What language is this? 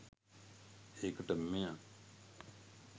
Sinhala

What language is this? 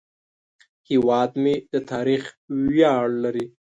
Pashto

